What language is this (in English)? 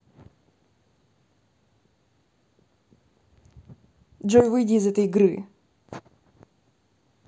Russian